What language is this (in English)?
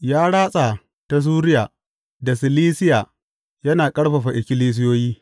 Hausa